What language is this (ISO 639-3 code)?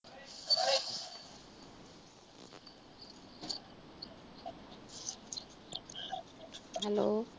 pan